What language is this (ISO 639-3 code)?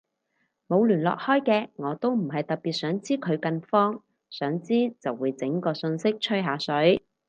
yue